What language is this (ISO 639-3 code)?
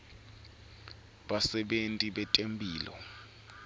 ssw